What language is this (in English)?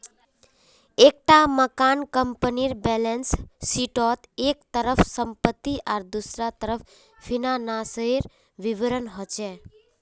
Magahi